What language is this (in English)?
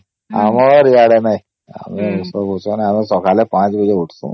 Odia